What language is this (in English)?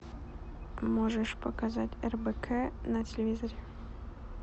Russian